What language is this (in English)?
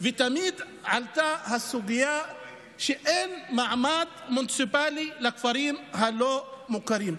Hebrew